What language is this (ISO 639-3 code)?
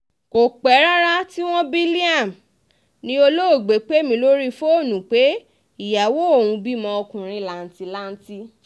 yor